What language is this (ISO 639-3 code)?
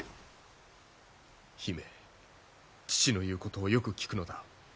jpn